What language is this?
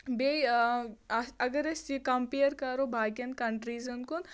Kashmiri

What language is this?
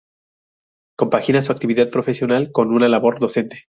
Spanish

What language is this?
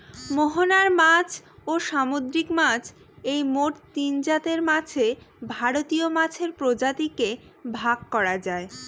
Bangla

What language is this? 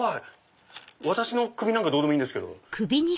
Japanese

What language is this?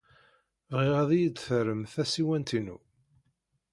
Kabyle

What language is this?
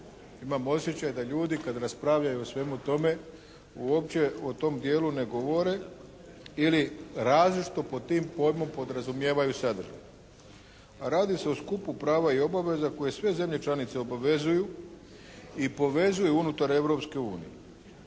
Croatian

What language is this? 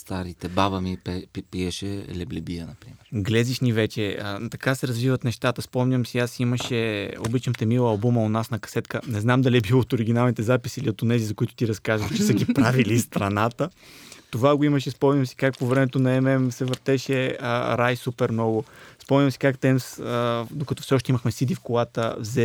Bulgarian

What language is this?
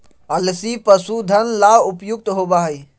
Magahi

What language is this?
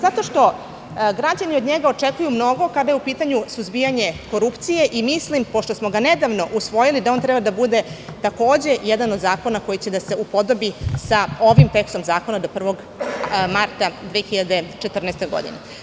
Serbian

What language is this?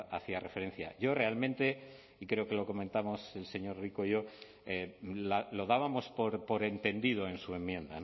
Spanish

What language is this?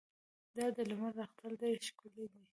Pashto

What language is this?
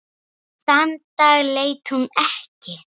Icelandic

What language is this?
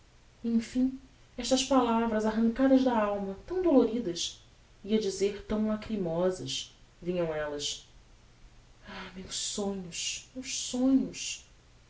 Portuguese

